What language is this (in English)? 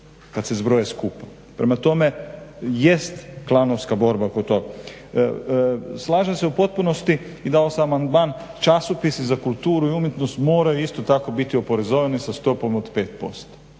Croatian